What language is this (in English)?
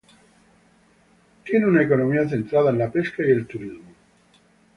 Spanish